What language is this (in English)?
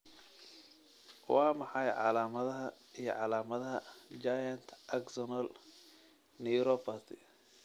Somali